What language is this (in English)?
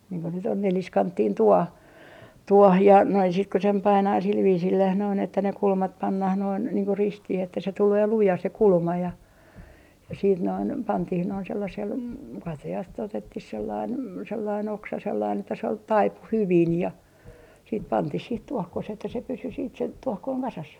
Finnish